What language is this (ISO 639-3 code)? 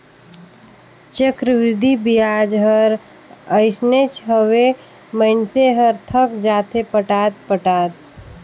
hne